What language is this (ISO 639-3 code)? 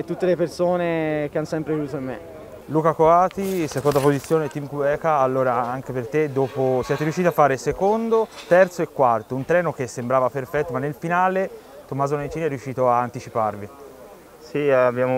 ita